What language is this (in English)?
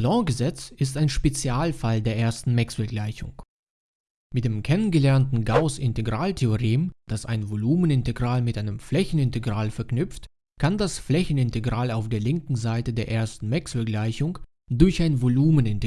German